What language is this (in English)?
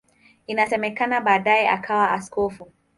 Swahili